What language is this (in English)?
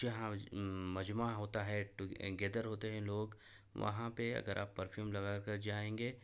Urdu